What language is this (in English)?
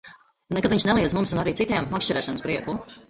Latvian